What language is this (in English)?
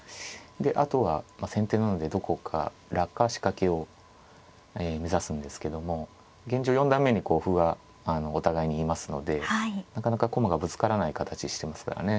Japanese